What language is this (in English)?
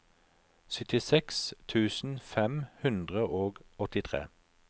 Norwegian